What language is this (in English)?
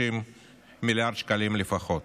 Hebrew